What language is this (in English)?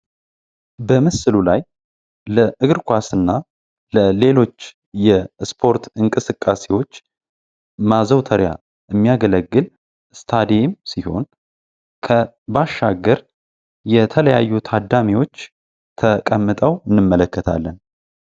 Amharic